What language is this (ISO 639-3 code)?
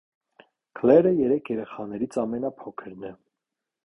hye